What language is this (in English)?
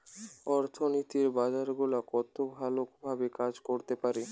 Bangla